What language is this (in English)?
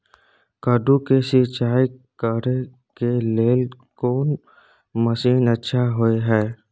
Maithili